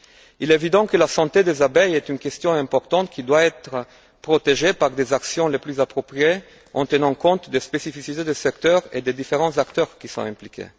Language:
French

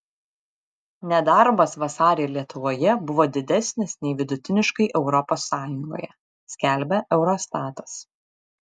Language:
Lithuanian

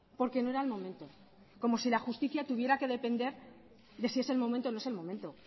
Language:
Spanish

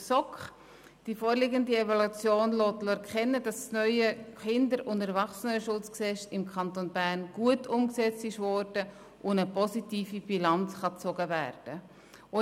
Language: Swiss German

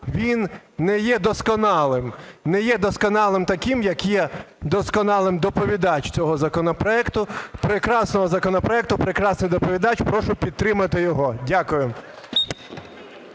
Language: Ukrainian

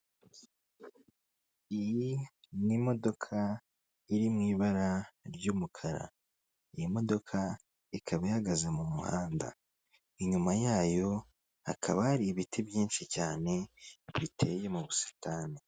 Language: Kinyarwanda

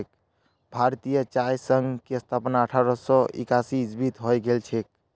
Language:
Magahi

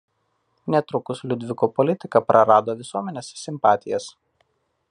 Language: Lithuanian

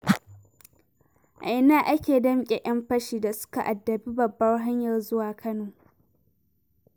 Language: Hausa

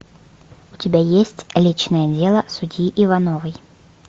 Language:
Russian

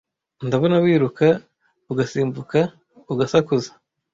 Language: Kinyarwanda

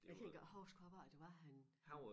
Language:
Danish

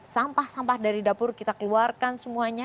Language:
Indonesian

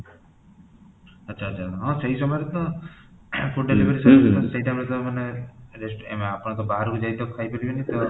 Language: Odia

